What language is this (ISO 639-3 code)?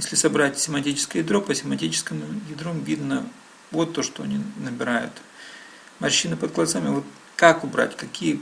rus